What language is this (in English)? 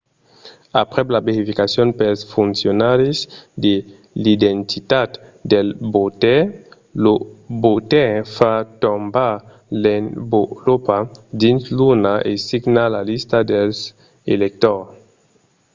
Occitan